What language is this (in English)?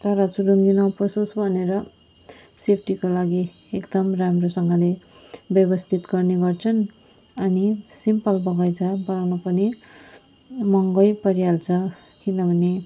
Nepali